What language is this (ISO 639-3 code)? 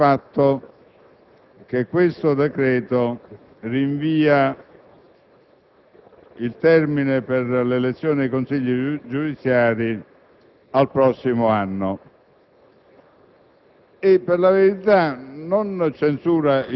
ita